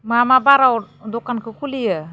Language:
Bodo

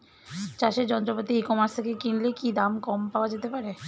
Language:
Bangla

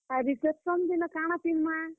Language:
Odia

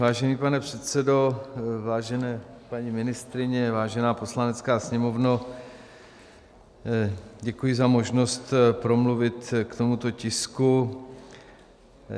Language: Czech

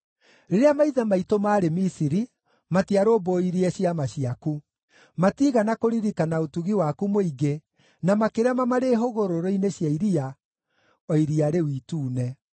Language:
Kikuyu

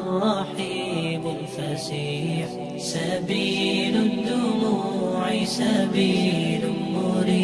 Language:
Arabic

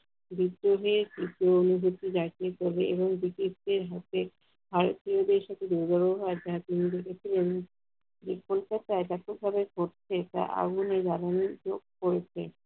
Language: Bangla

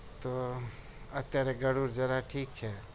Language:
Gujarati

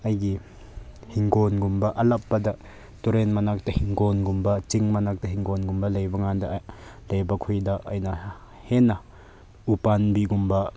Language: Manipuri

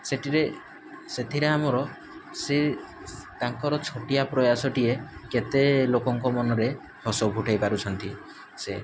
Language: Odia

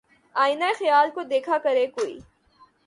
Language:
Urdu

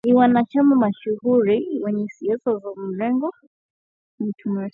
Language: Swahili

